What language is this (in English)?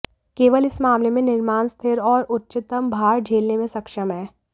Hindi